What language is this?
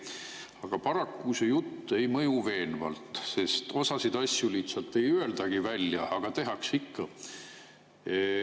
Estonian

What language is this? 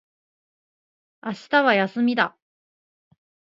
Japanese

